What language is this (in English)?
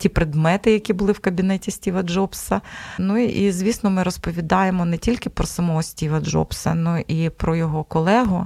Ukrainian